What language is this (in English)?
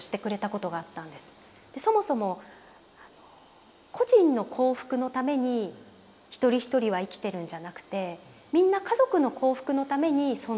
Japanese